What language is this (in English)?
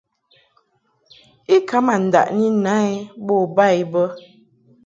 Mungaka